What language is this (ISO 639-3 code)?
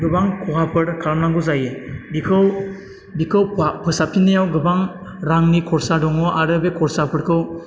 brx